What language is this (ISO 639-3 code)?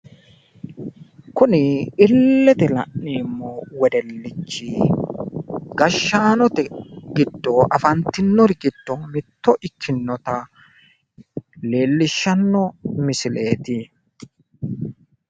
sid